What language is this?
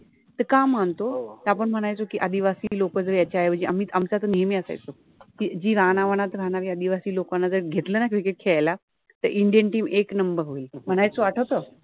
Marathi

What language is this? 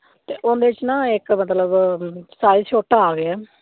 Punjabi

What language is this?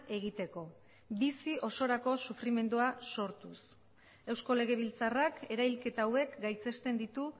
Basque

